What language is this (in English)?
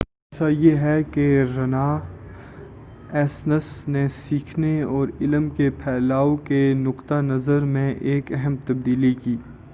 Urdu